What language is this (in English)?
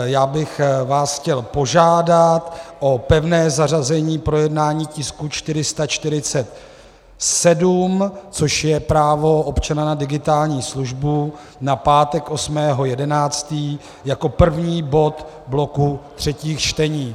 Czech